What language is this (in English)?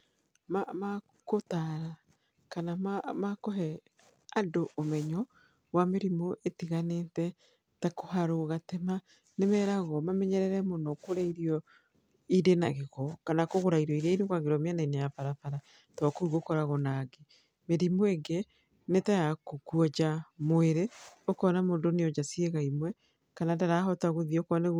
Kikuyu